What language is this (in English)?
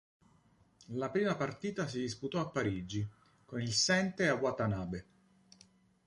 Italian